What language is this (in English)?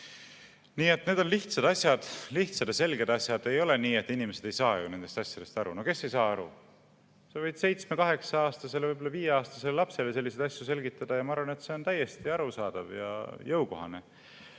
Estonian